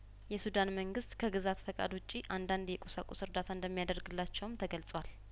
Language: Amharic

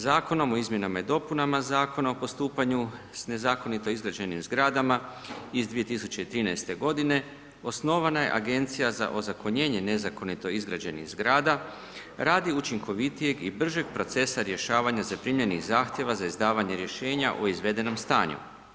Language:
Croatian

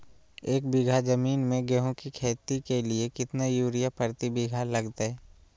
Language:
Magahi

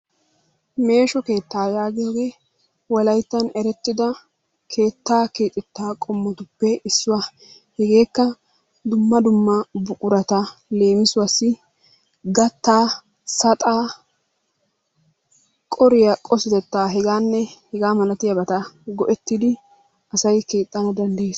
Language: Wolaytta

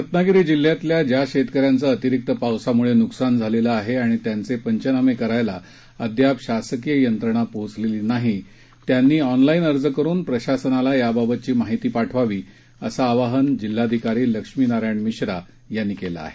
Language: Marathi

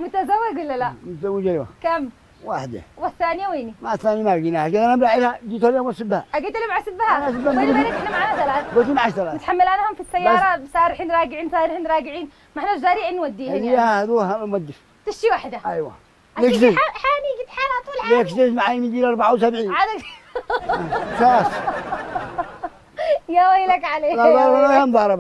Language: Arabic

